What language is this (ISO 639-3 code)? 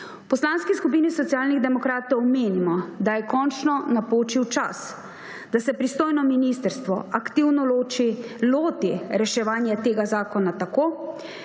slv